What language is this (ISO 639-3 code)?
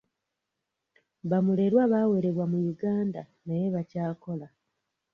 lug